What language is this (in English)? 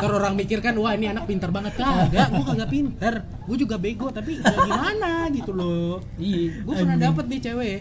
Indonesian